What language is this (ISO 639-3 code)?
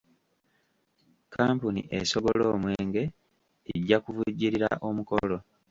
lug